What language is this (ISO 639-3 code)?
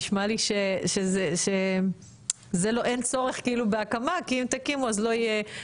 heb